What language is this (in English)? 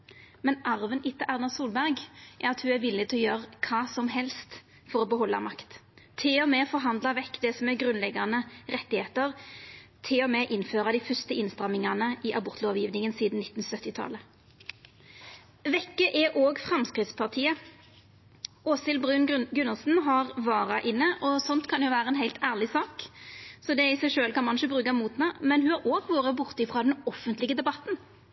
Norwegian Nynorsk